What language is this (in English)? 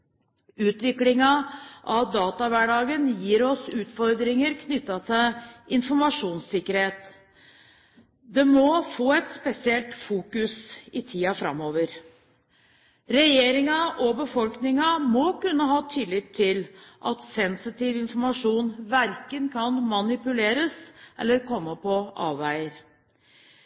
Norwegian Bokmål